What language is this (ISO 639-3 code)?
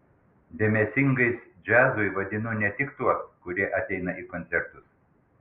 lit